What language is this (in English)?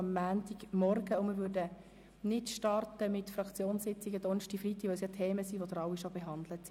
Swiss German